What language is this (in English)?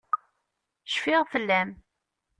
Kabyle